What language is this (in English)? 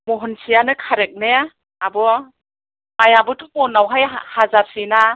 Bodo